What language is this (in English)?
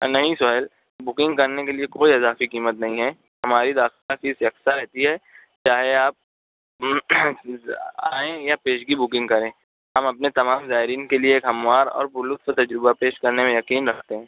Urdu